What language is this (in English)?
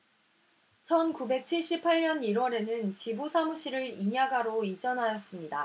Korean